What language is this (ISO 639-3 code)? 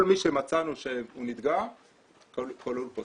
heb